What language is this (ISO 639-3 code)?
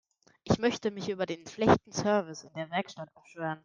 deu